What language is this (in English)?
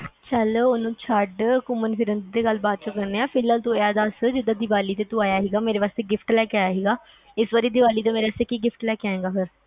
Punjabi